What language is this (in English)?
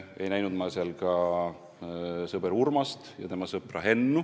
Estonian